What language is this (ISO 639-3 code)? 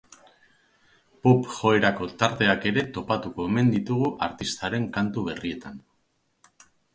eus